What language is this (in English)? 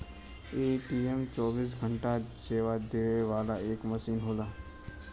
Bhojpuri